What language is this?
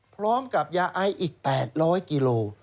Thai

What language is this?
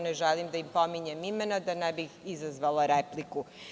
Serbian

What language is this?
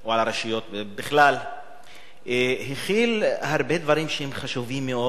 Hebrew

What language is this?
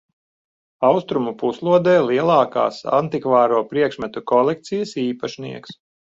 Latvian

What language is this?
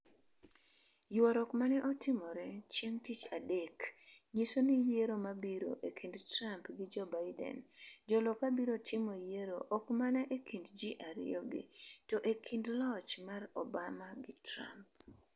Luo (Kenya and Tanzania)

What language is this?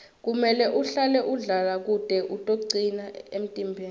Swati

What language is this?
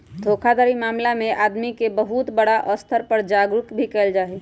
Magahi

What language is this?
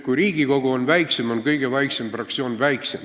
Estonian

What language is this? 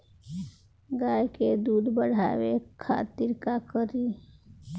Bhojpuri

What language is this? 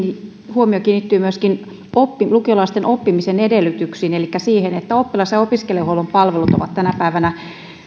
Finnish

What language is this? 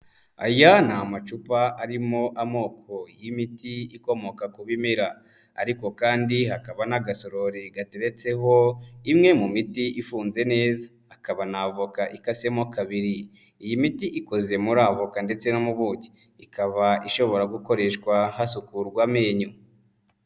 Kinyarwanda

